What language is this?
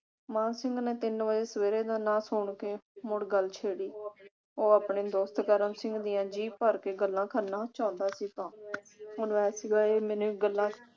Punjabi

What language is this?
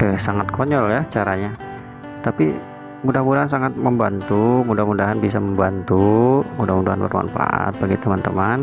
Indonesian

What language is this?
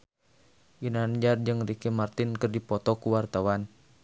Sundanese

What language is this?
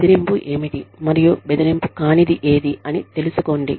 Telugu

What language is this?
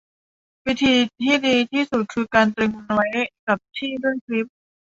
Thai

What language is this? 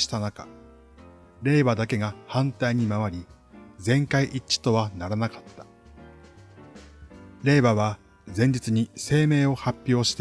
Japanese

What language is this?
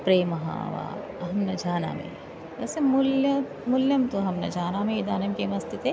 Sanskrit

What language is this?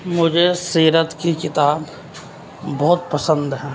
Urdu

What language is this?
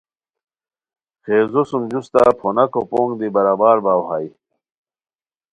Khowar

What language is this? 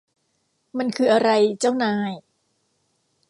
Thai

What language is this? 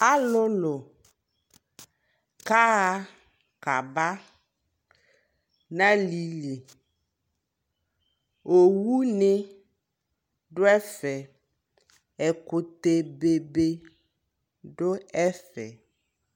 Ikposo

